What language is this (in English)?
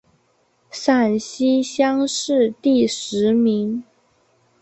Chinese